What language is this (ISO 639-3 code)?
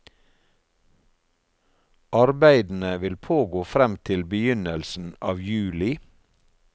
nor